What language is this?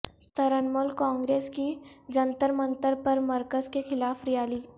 Urdu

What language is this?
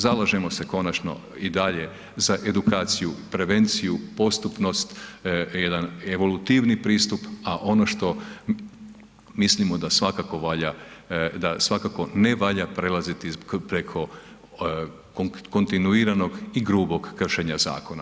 Croatian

